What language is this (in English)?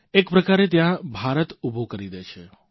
Gujarati